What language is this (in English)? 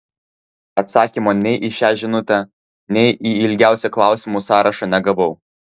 Lithuanian